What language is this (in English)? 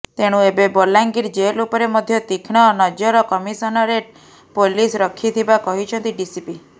Odia